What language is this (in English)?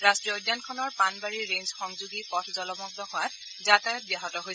Assamese